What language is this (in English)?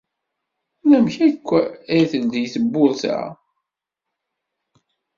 Kabyle